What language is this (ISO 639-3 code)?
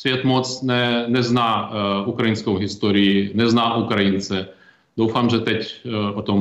ces